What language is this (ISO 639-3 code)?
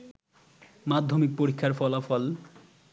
ben